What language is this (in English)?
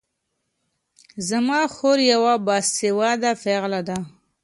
Pashto